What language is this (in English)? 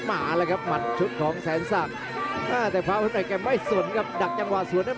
Thai